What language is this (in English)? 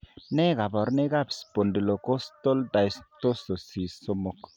Kalenjin